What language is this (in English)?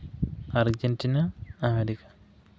Santali